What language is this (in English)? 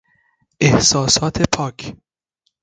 Persian